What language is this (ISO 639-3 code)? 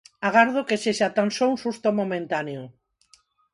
glg